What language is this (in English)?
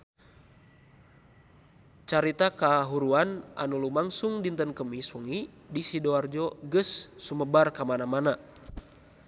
Sundanese